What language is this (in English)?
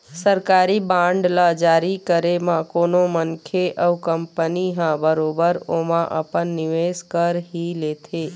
Chhattisgarhi